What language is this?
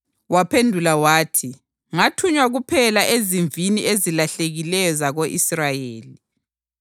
North Ndebele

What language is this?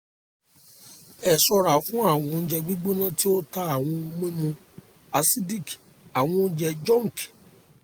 Yoruba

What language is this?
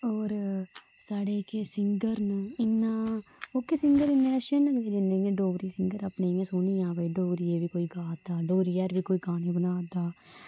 Dogri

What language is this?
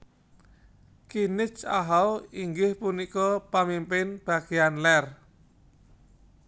Javanese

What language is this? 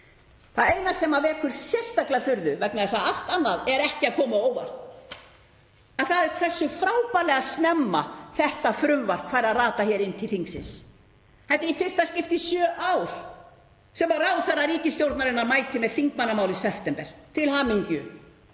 Icelandic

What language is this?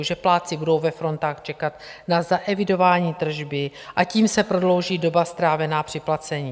Czech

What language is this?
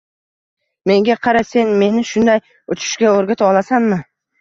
Uzbek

